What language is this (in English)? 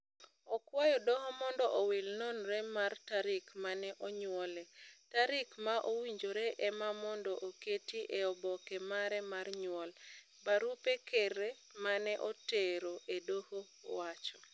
Luo (Kenya and Tanzania)